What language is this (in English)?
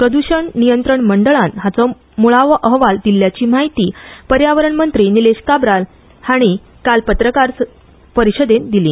Konkani